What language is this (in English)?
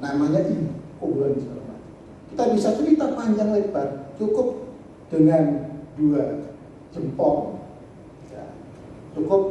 Indonesian